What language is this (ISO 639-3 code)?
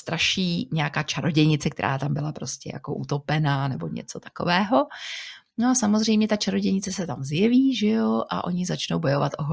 ces